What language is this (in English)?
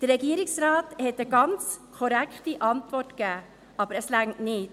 Swiss German